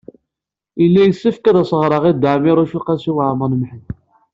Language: Kabyle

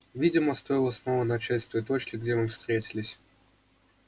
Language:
Russian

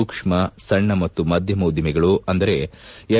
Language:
Kannada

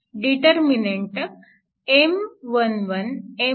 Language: Marathi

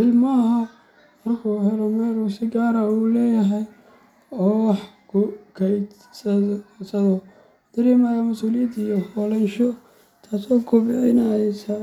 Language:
Somali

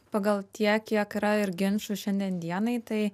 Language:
Lithuanian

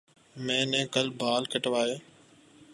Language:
Urdu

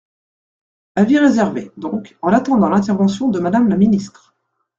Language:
French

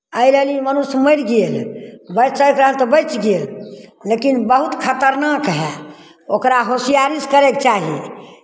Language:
Maithili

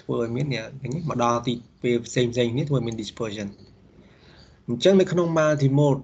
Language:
Vietnamese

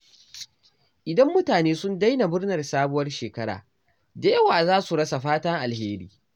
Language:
Hausa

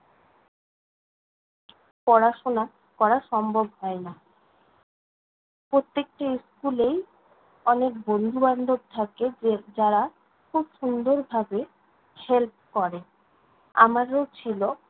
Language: Bangla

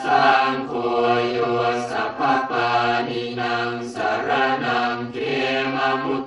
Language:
Thai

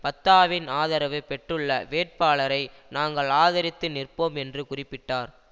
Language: Tamil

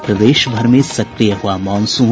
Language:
Hindi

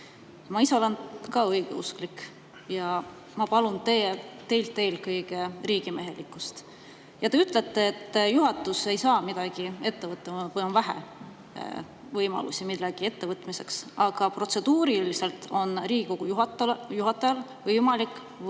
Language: Estonian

